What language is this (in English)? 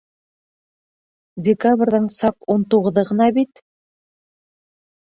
Bashkir